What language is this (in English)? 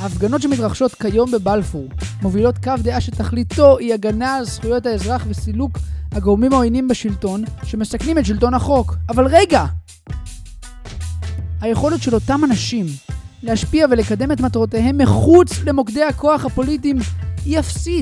Hebrew